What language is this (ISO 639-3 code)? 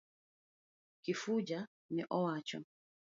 luo